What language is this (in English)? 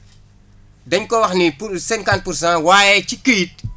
Wolof